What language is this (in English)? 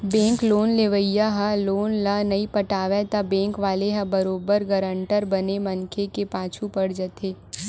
Chhattisgarhi